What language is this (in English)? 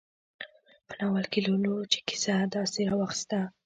Pashto